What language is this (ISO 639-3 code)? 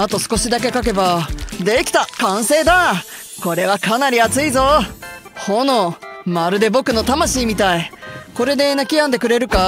jpn